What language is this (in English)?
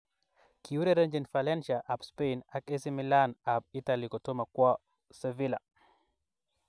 Kalenjin